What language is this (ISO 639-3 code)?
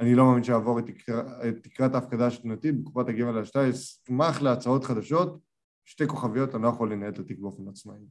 heb